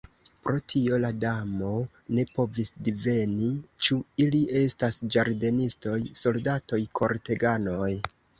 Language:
Esperanto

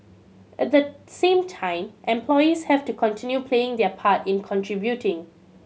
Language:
English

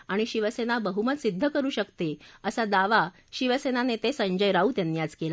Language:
Marathi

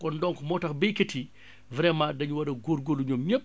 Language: Wolof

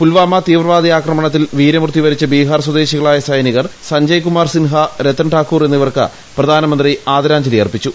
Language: Malayalam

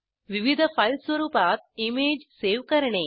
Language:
Marathi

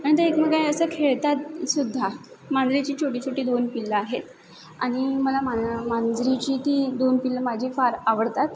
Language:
Marathi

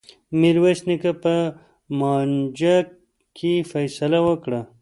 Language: Pashto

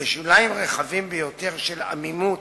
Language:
Hebrew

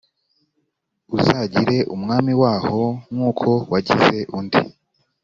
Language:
Kinyarwanda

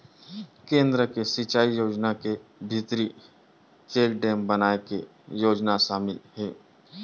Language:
Chhattisgarhi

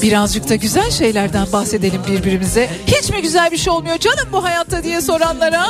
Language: Turkish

